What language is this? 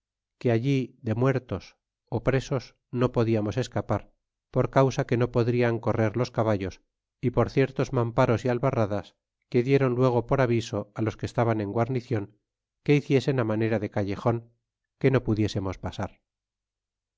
Spanish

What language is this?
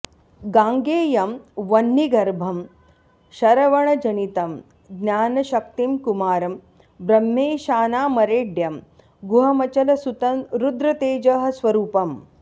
Sanskrit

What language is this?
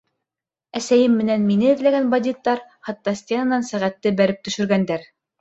Bashkir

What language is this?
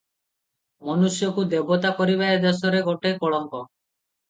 Odia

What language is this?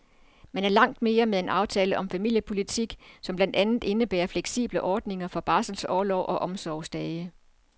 Danish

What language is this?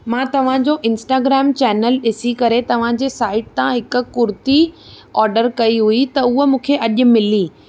Sindhi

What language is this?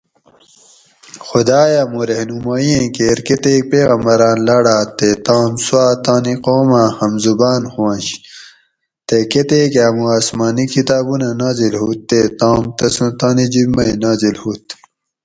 Gawri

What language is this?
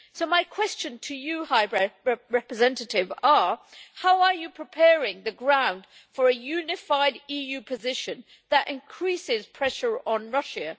English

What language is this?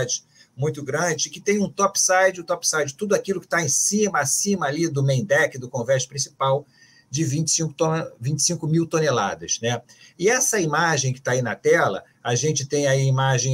Portuguese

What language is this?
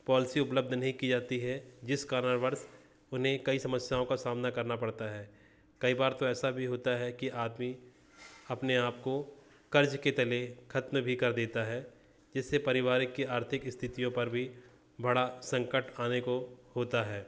Hindi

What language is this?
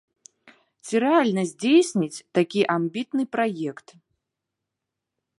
Belarusian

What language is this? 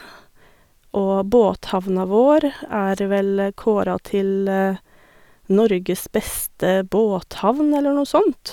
Norwegian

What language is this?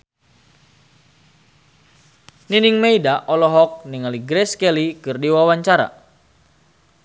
Sundanese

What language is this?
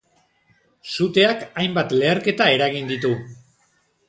Basque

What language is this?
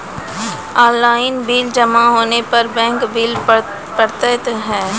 Maithili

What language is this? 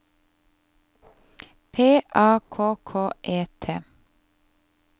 Norwegian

